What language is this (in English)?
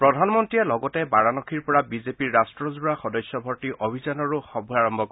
Assamese